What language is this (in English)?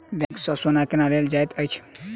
Maithili